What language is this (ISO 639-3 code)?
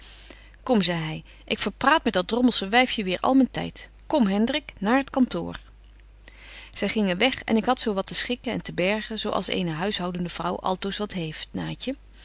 nld